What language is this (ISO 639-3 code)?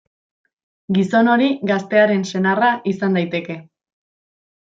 eus